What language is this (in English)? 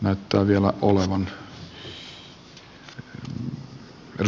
Finnish